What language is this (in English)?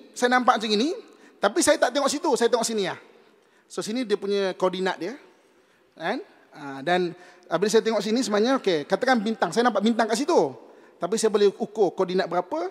Malay